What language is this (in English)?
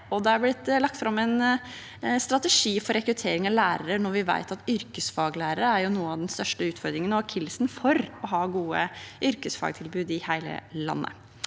Norwegian